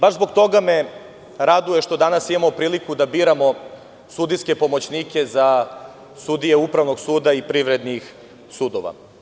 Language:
Serbian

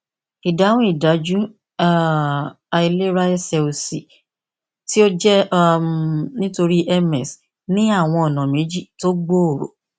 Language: Yoruba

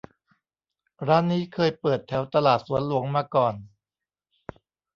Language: Thai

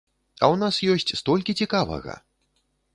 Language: Belarusian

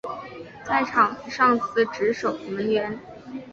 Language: Chinese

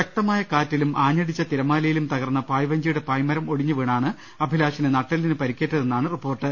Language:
Malayalam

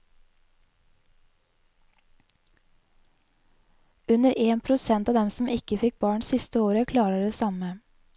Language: Norwegian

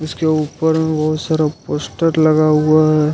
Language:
Hindi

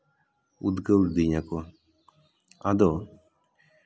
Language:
Santali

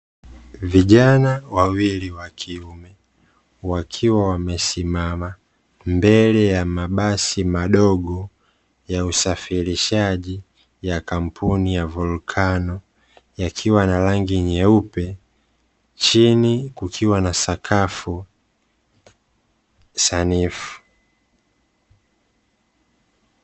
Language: Swahili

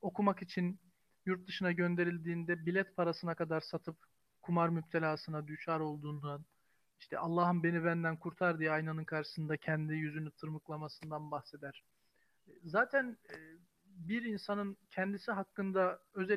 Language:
Turkish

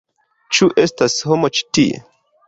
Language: Esperanto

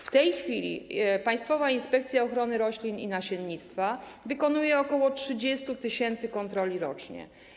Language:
Polish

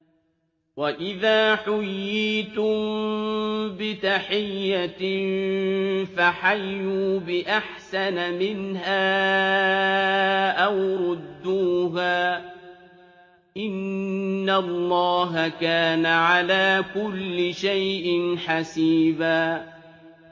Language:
Arabic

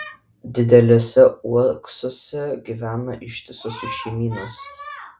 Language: Lithuanian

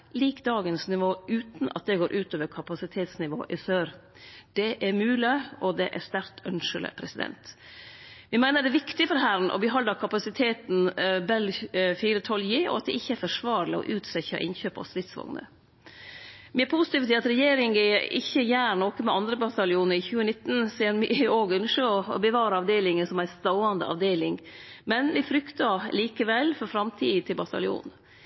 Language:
Norwegian Nynorsk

